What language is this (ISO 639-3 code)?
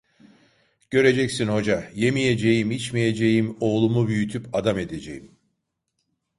tur